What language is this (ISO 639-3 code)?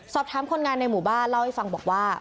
tha